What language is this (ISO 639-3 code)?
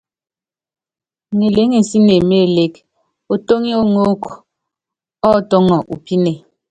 yav